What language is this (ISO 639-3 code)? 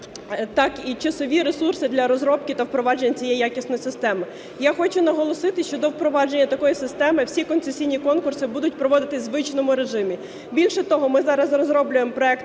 ukr